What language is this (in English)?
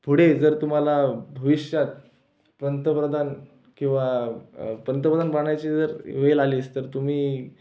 Marathi